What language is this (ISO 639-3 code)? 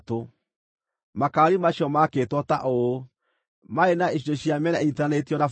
kik